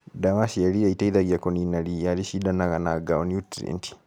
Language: Kikuyu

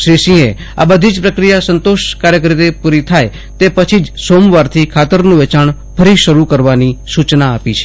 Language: Gujarati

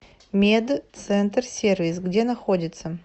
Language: Russian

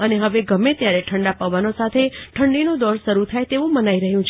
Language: Gujarati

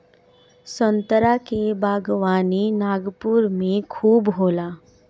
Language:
Bhojpuri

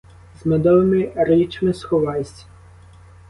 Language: Ukrainian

